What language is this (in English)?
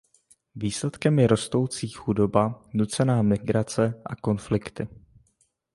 Czech